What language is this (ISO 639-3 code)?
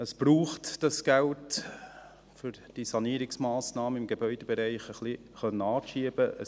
gsw